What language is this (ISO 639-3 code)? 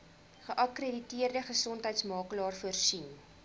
afr